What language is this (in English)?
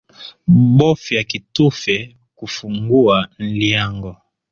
Swahili